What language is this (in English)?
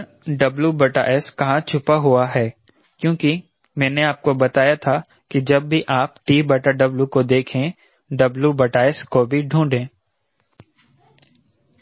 Hindi